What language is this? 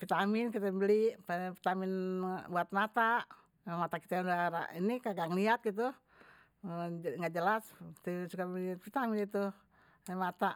Betawi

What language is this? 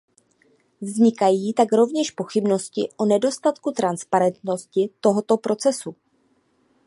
Czech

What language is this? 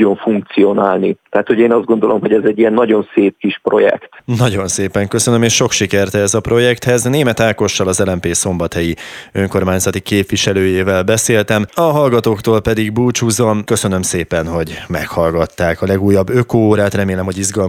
Hungarian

